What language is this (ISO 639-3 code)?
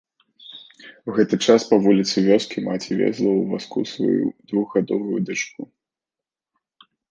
bel